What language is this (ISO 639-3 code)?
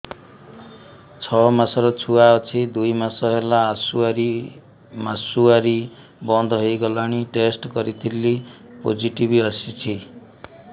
ori